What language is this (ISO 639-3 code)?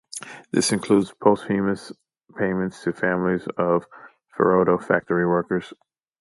eng